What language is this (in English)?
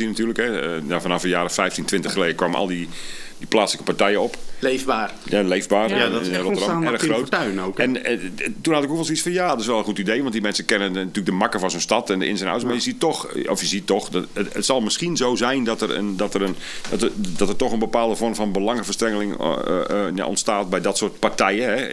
Dutch